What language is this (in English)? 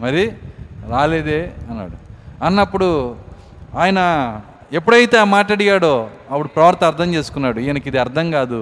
Telugu